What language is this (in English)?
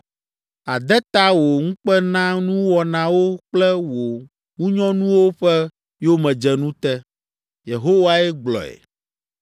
Ewe